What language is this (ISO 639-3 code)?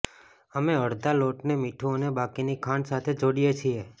guj